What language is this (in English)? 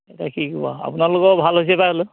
Assamese